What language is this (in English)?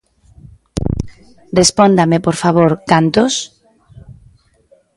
Galician